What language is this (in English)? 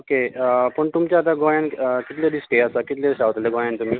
Konkani